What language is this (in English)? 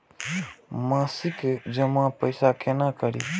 Maithili